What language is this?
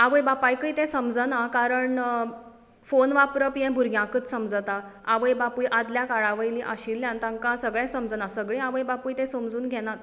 Konkani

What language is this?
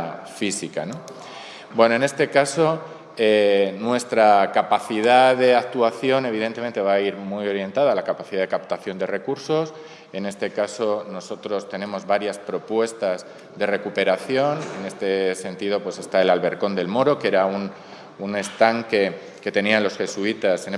Spanish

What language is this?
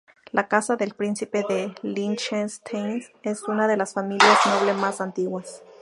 Spanish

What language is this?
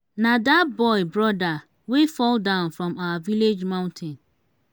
Nigerian Pidgin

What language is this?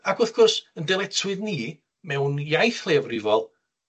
Welsh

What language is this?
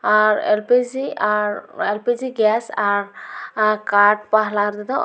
Santali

